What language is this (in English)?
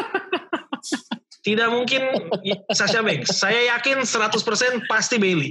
Indonesian